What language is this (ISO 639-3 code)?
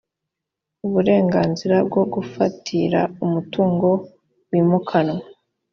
kin